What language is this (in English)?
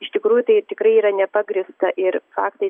Lithuanian